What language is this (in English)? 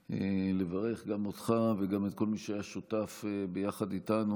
Hebrew